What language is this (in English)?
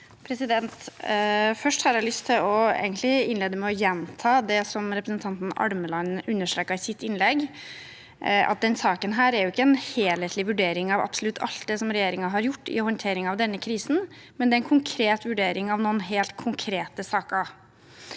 Norwegian